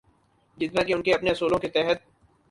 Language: Urdu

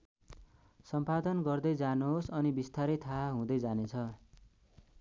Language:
Nepali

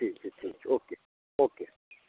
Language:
Maithili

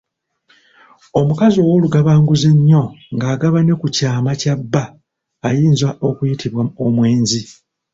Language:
Ganda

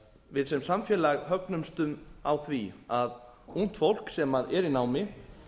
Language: Icelandic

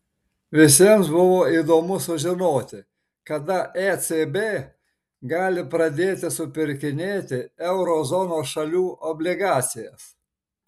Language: Lithuanian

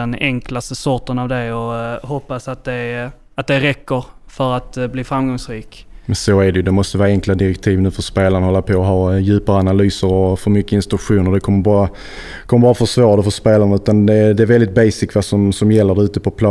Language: Swedish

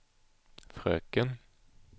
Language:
Swedish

